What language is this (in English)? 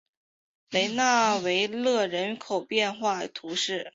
Chinese